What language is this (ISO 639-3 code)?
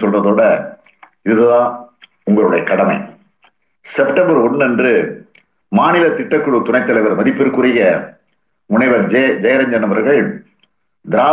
tam